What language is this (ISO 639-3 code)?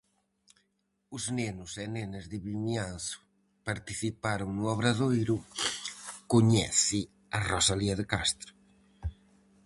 glg